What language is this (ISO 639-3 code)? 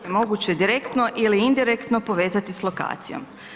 hrv